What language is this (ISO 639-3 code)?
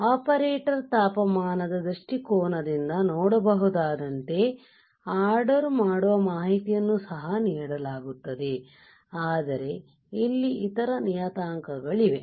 kan